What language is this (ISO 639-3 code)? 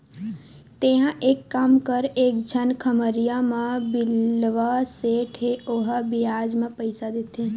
hne